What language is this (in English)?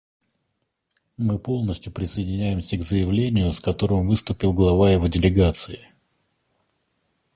Russian